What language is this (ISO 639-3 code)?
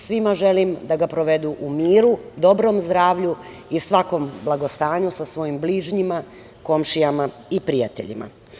srp